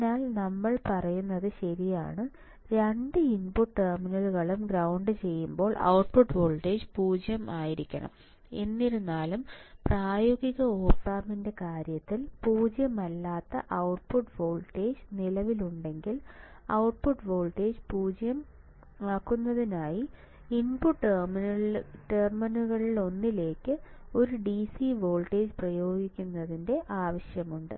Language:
Malayalam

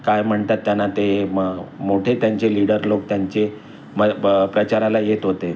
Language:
Marathi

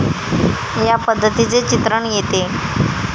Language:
Marathi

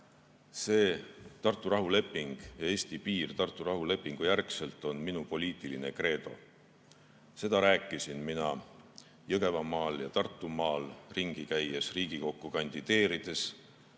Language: Estonian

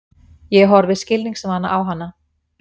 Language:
Icelandic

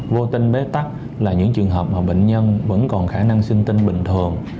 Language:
Vietnamese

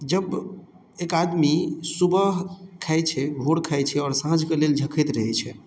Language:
Maithili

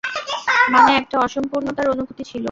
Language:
Bangla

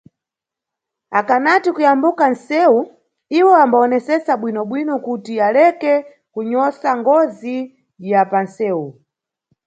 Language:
Nyungwe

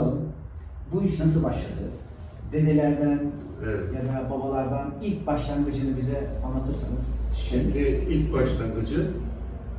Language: Turkish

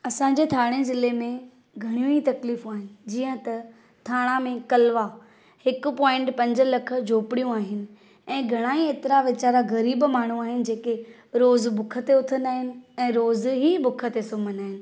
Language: Sindhi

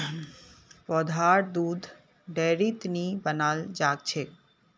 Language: Magahi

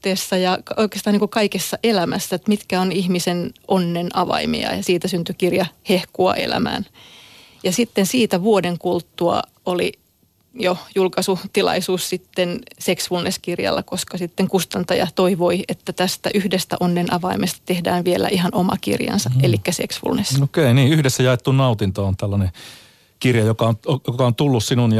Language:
Finnish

